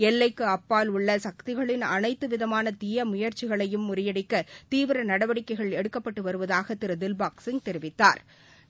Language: Tamil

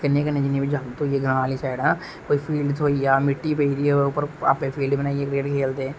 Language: Dogri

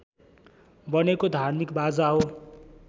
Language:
Nepali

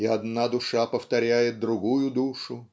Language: Russian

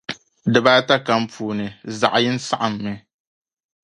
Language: Dagbani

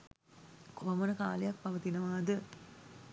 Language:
Sinhala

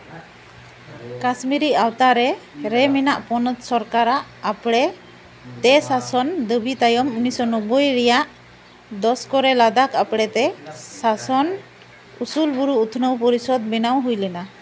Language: Santali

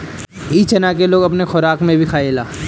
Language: Bhojpuri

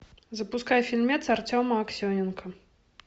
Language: Russian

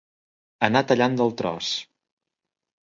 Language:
Catalan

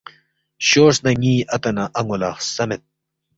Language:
Balti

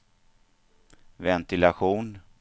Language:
Swedish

